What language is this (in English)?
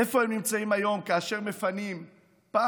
Hebrew